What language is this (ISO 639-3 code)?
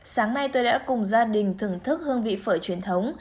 vie